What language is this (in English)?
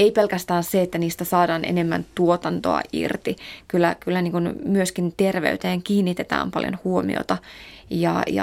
Finnish